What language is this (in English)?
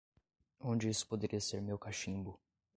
Portuguese